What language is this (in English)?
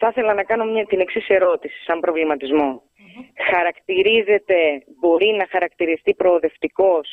Greek